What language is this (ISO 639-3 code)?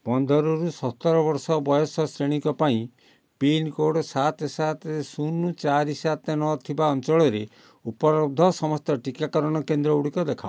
ori